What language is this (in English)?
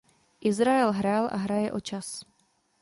Czech